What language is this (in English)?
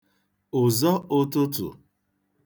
Igbo